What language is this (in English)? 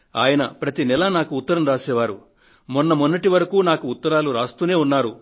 Telugu